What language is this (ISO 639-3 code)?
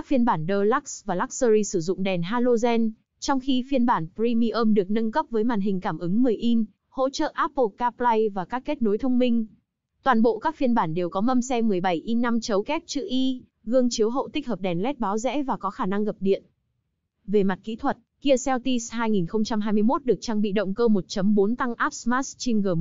vie